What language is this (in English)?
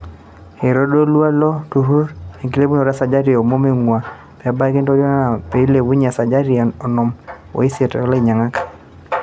Masai